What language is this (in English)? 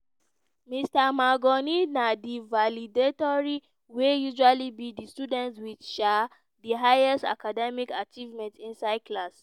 Nigerian Pidgin